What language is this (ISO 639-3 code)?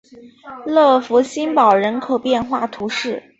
zho